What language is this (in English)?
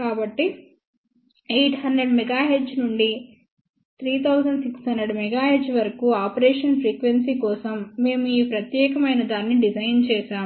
Telugu